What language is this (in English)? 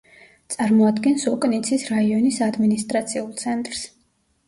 Georgian